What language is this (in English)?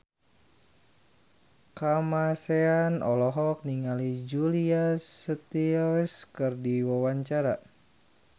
Sundanese